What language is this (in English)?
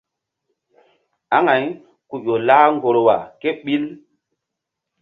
Mbum